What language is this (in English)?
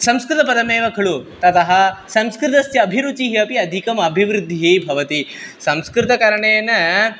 Sanskrit